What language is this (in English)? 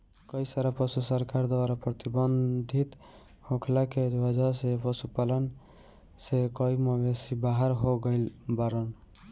Bhojpuri